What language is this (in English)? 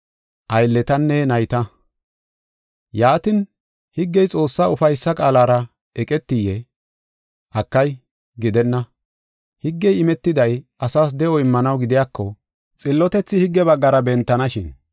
Gofa